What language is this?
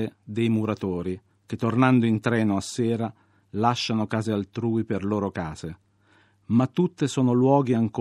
Italian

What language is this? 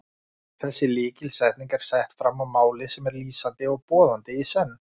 Icelandic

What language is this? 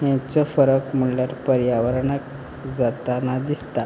Konkani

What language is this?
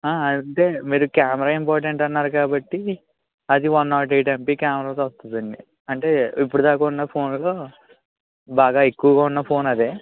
Telugu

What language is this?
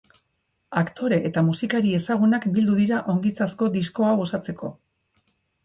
Basque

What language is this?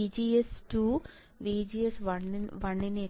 Malayalam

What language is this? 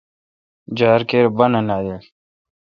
Kalkoti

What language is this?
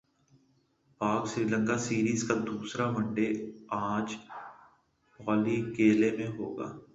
Urdu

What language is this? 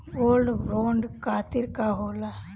Bhojpuri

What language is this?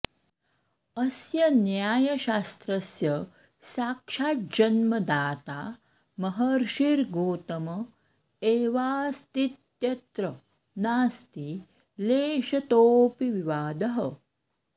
Sanskrit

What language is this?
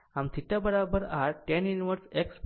Gujarati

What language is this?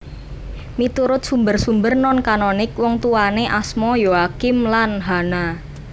Javanese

